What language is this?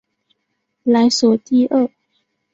Chinese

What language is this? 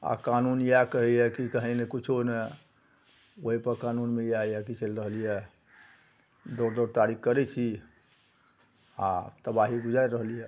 Maithili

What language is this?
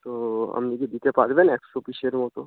Bangla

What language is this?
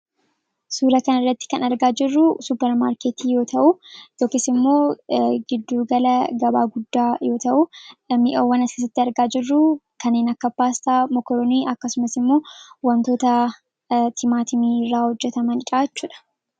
Oromo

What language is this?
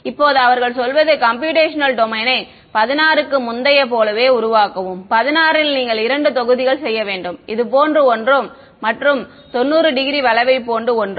Tamil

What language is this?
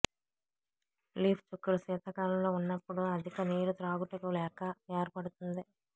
Telugu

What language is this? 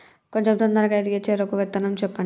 Telugu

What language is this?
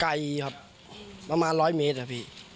Thai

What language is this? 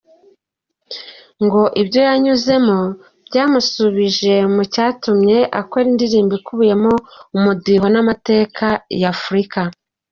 Kinyarwanda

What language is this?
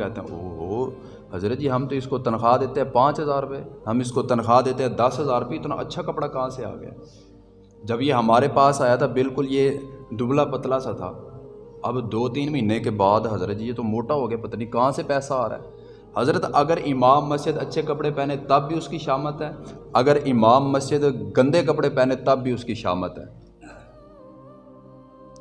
Urdu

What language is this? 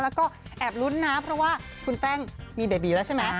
Thai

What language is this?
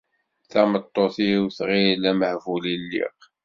Kabyle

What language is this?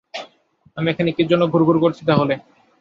Bangla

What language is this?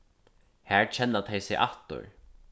Faroese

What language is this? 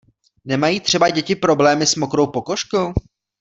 Czech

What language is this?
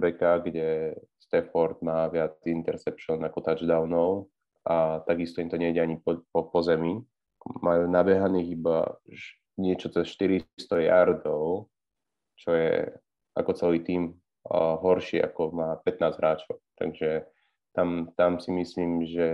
Slovak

